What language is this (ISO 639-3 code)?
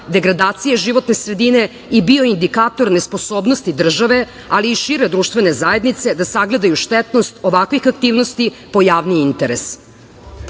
srp